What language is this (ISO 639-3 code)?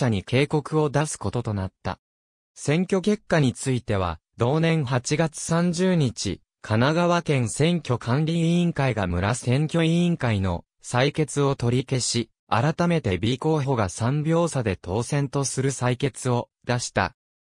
jpn